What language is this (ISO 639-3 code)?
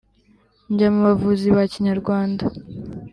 kin